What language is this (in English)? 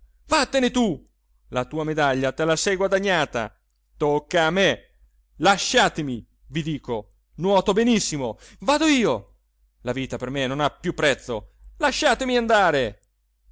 Italian